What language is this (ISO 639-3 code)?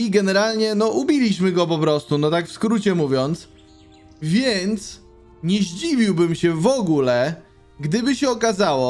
pol